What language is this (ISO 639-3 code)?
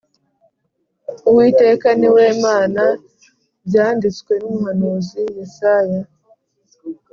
kin